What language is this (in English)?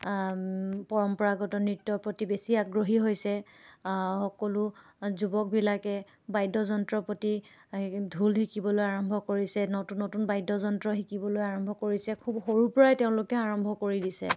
Assamese